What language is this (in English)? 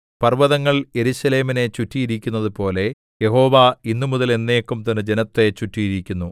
Malayalam